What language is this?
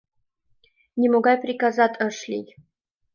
Mari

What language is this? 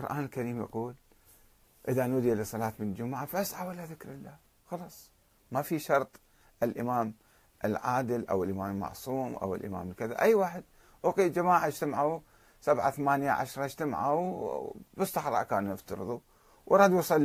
Arabic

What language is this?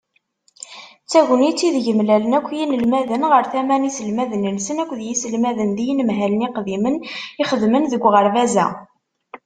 Kabyle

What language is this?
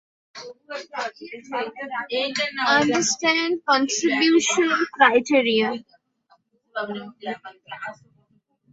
Bangla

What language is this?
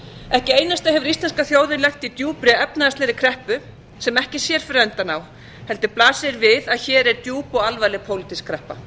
Icelandic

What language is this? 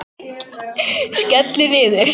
Icelandic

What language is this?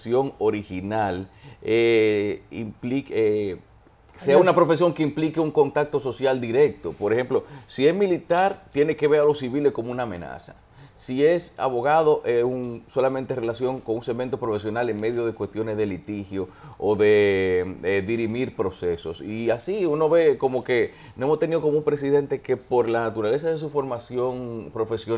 Spanish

